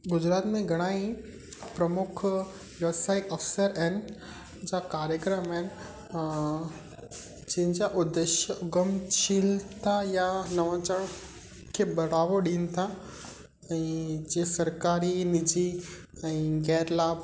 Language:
Sindhi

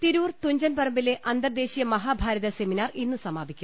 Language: Malayalam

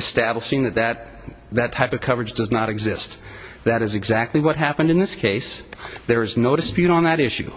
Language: English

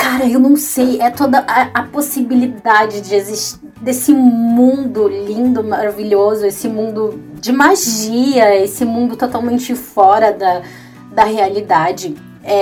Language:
Portuguese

